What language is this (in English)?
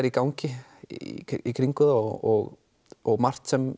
Icelandic